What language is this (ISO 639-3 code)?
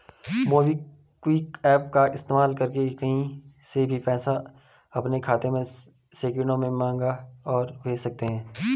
hin